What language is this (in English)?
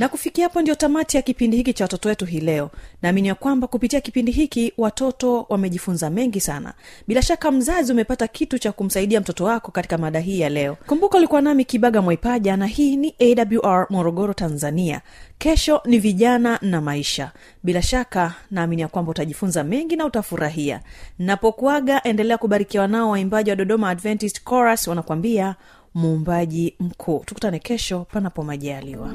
Swahili